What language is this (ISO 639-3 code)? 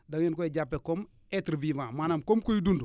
wol